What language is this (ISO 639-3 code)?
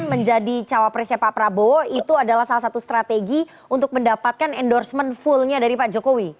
ind